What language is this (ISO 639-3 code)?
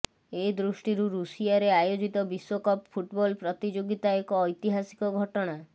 ori